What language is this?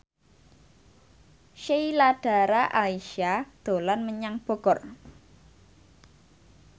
Javanese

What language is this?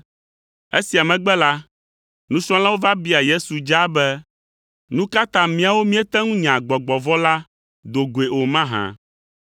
Ewe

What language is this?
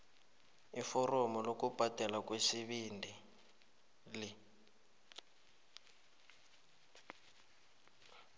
South Ndebele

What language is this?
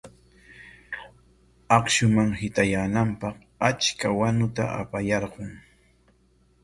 Corongo Ancash Quechua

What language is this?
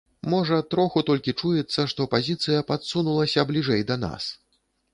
Belarusian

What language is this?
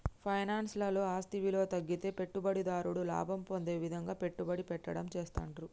Telugu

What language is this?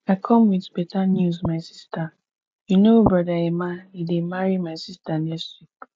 Nigerian Pidgin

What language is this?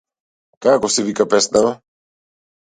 Macedonian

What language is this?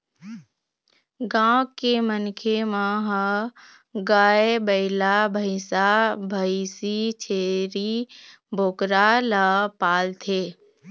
Chhattisgarhi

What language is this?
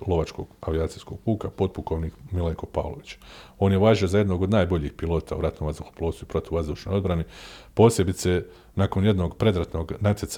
Croatian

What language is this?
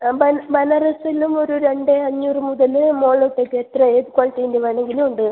Malayalam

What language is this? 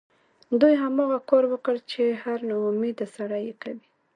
Pashto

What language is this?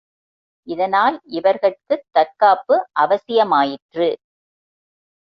Tamil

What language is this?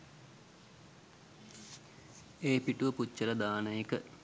Sinhala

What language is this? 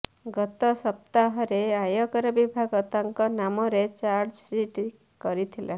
Odia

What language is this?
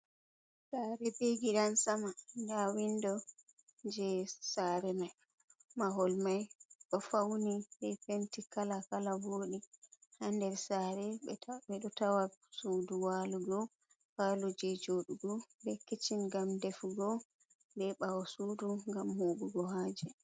Fula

